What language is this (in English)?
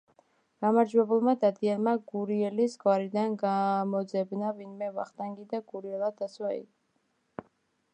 Georgian